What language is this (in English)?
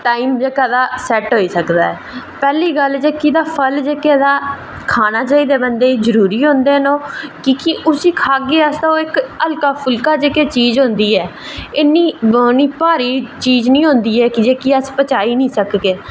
Dogri